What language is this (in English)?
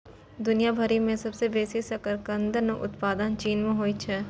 Maithili